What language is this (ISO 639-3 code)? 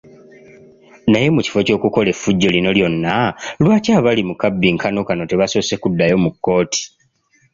lug